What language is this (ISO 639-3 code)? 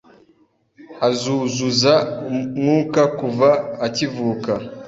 kin